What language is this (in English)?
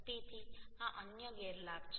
Gujarati